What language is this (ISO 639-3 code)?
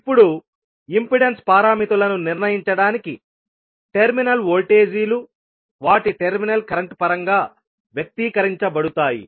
tel